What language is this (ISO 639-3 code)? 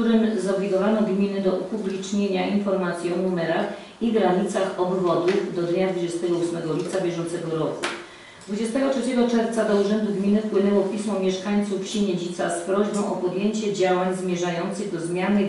pol